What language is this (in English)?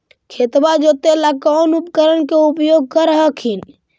Magahi